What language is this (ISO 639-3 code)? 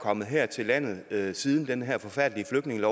dan